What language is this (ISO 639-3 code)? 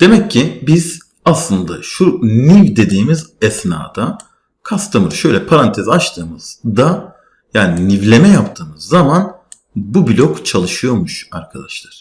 tur